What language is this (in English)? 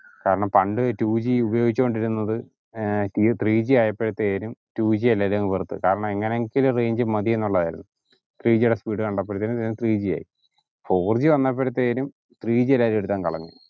Malayalam